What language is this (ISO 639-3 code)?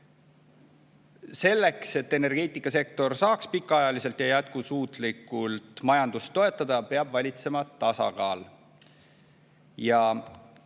est